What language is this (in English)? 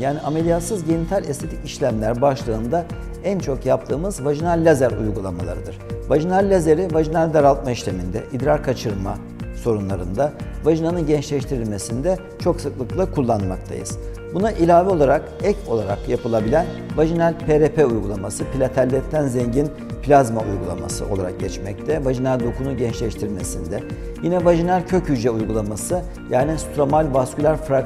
Turkish